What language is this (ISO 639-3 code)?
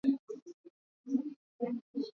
swa